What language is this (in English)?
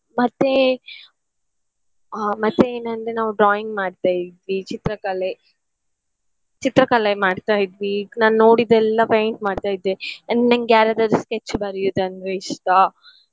Kannada